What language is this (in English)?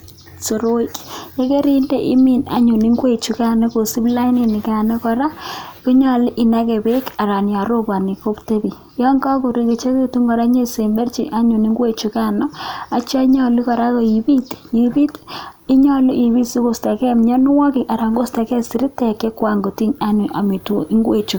Kalenjin